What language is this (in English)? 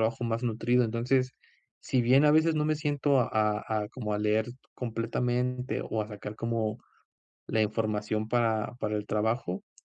Spanish